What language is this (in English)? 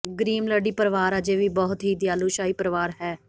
Punjabi